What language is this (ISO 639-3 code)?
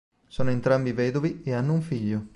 ita